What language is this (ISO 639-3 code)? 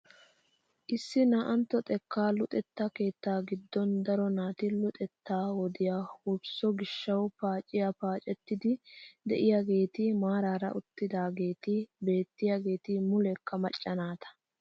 wal